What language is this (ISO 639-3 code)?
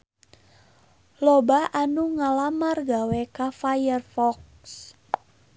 sun